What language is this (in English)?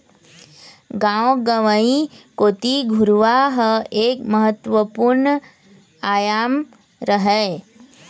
Chhattisgarhi